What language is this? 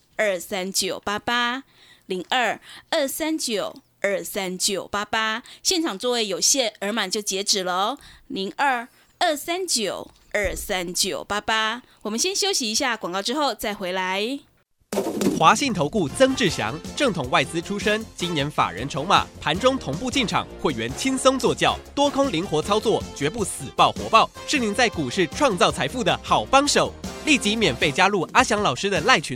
Chinese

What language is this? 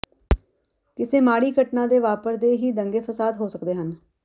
Punjabi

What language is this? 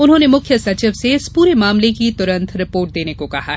Hindi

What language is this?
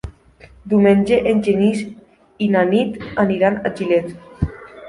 Catalan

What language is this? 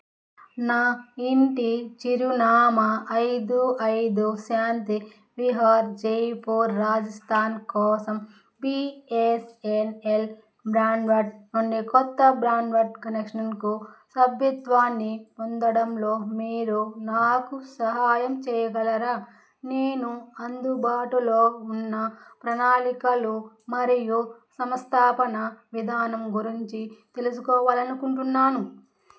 Telugu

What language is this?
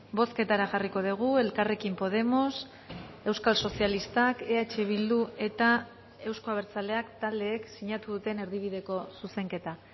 Basque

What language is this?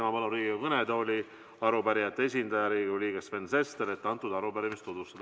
Estonian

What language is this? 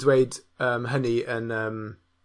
Welsh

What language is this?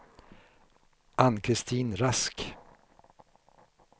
Swedish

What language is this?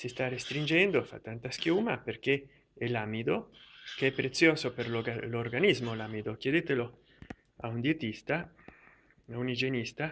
Italian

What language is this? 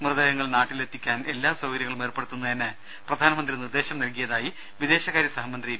Malayalam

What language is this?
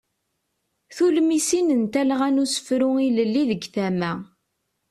Kabyle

